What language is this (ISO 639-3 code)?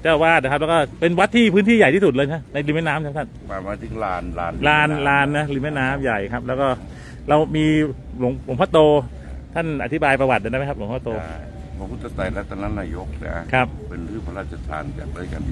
tha